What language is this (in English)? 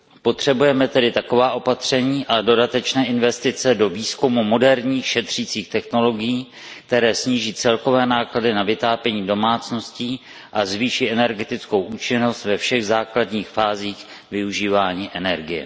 Czech